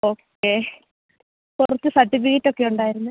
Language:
Malayalam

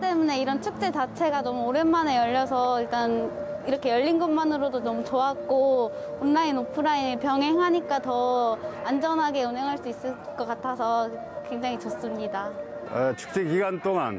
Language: Korean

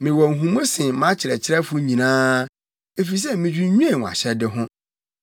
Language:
Akan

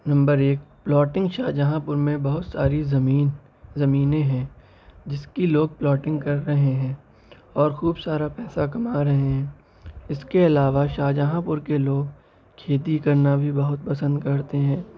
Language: Urdu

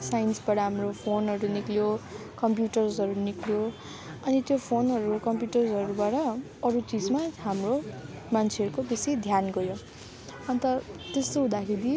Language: Nepali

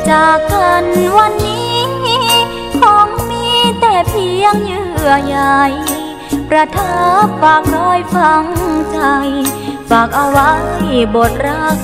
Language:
Thai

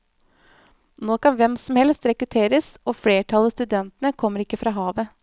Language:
Norwegian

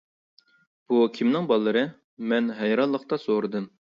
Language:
Uyghur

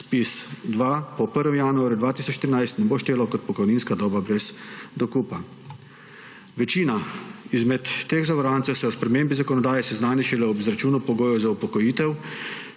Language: Slovenian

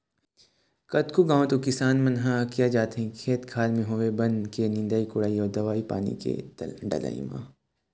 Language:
Chhattisgarhi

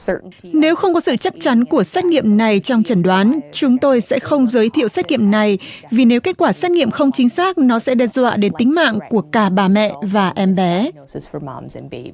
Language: Vietnamese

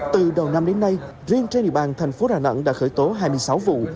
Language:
Vietnamese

